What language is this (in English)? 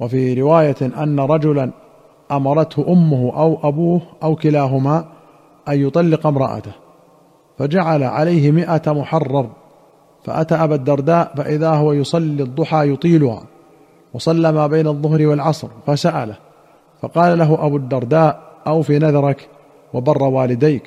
Arabic